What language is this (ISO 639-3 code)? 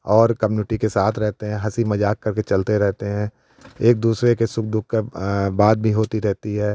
hin